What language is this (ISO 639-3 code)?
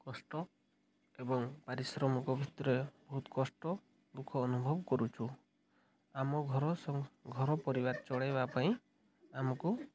ori